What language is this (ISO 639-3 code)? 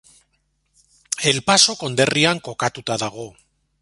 eus